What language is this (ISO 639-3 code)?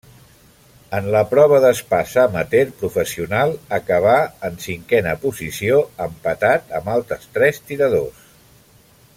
cat